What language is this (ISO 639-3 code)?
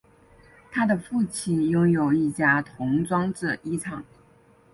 zho